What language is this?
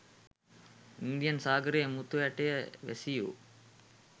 Sinhala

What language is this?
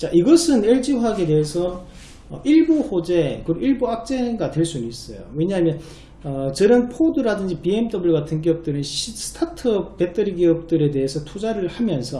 Korean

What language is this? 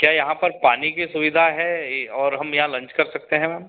Hindi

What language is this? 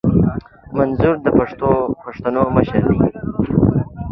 Pashto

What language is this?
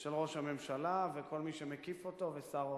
Hebrew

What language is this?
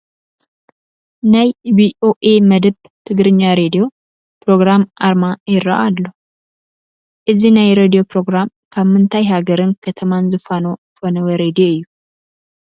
Tigrinya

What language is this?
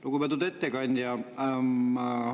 Estonian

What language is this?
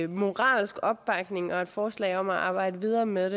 Danish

